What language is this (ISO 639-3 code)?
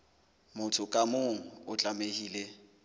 sot